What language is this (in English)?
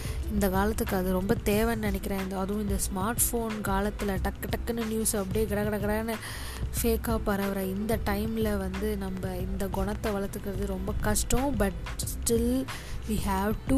Tamil